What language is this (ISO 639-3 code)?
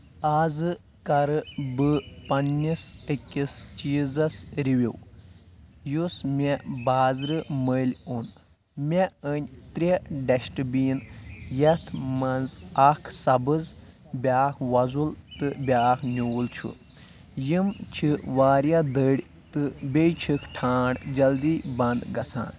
kas